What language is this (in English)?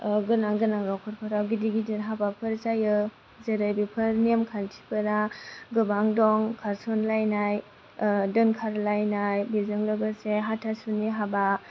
Bodo